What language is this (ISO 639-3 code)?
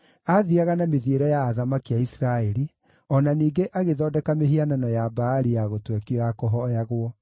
kik